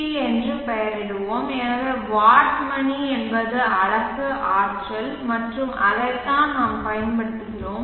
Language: Tamil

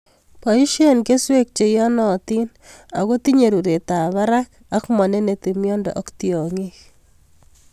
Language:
Kalenjin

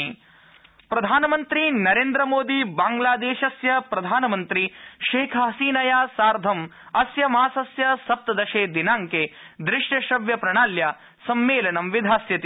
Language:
Sanskrit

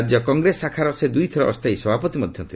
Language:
Odia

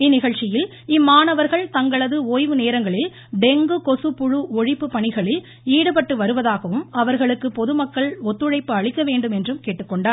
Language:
Tamil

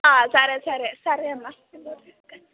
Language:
Telugu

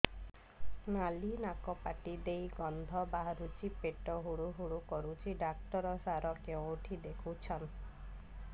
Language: Odia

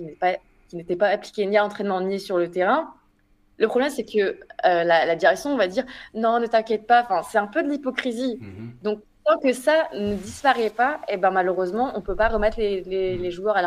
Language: French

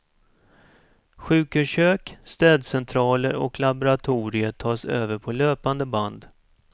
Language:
Swedish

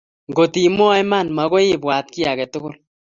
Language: Kalenjin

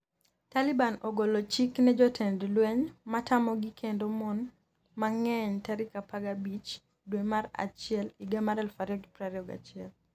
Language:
Luo (Kenya and Tanzania)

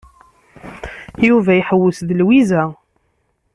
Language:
Kabyle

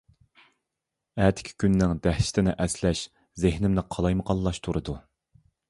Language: Uyghur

